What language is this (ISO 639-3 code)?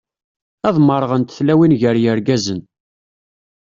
kab